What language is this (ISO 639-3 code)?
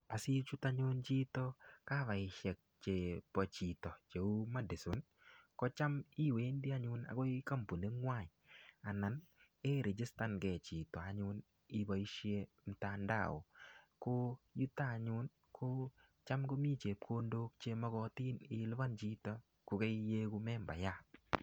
kln